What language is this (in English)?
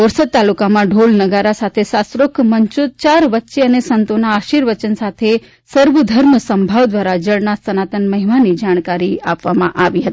Gujarati